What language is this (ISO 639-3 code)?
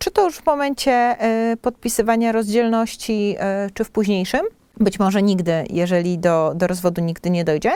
pol